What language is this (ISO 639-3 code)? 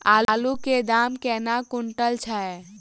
mai